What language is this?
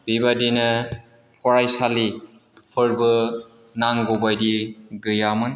Bodo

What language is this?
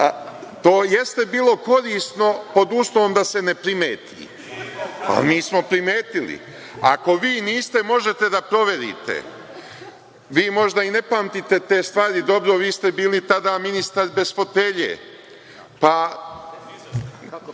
Serbian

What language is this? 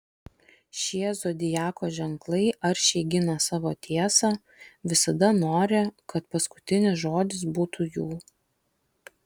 Lithuanian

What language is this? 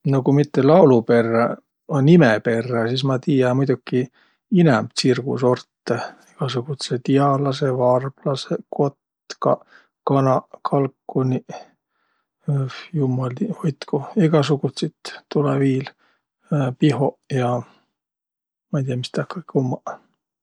Võro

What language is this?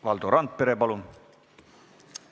Estonian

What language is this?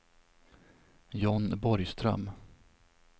Swedish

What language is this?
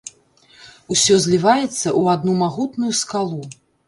Belarusian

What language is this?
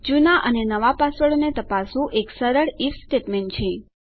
Gujarati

